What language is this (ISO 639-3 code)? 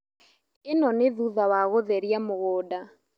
kik